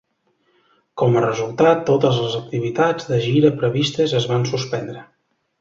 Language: Catalan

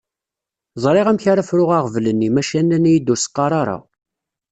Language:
Kabyle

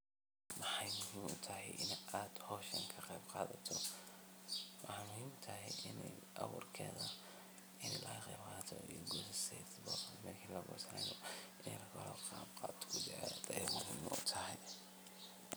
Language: Somali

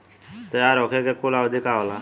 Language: Bhojpuri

